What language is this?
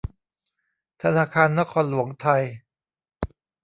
Thai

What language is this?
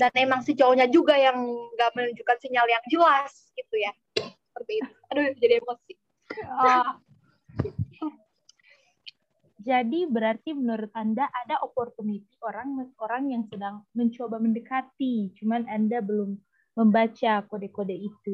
Indonesian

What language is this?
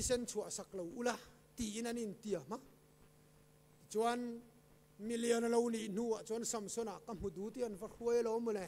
Thai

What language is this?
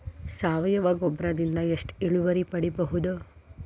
Kannada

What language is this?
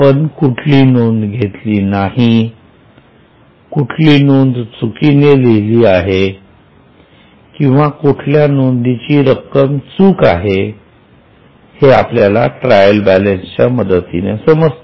Marathi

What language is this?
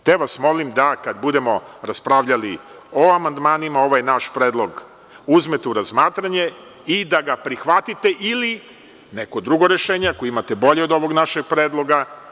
Serbian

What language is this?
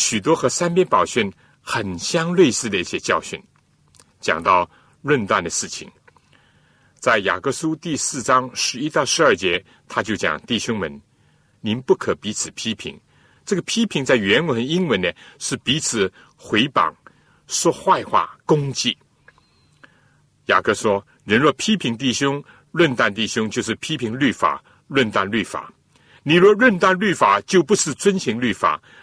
Chinese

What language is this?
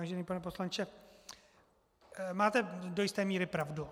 Czech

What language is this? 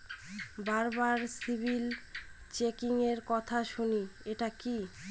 Bangla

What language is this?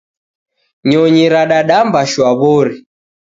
Taita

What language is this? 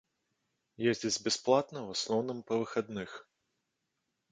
Belarusian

